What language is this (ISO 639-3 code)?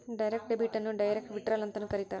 kan